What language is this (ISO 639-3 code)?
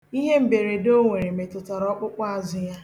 ibo